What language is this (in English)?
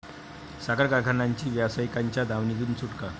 Marathi